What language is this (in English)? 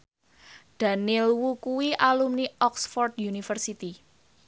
Javanese